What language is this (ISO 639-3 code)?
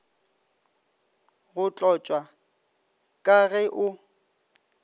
nso